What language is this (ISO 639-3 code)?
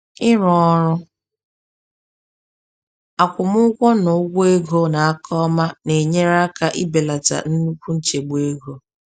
ibo